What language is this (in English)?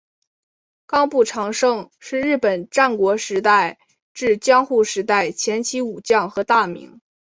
Chinese